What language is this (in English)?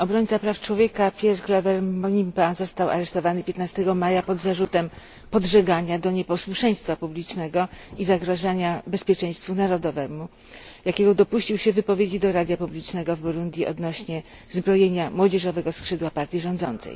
Polish